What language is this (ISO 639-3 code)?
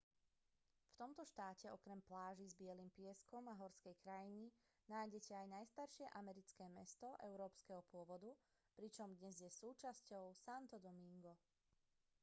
slk